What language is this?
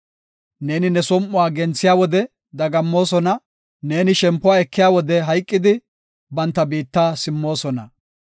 Gofa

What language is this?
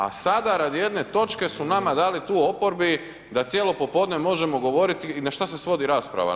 Croatian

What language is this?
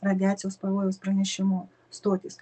Lithuanian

